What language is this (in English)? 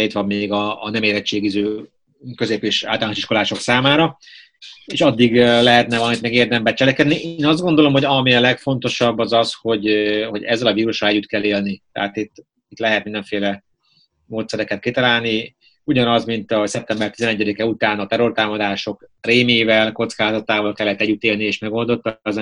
Hungarian